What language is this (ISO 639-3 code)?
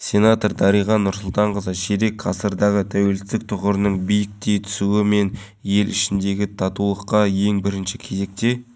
kaz